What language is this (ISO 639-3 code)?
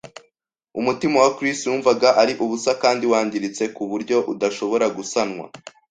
kin